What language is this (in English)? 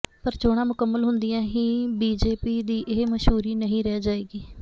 Punjabi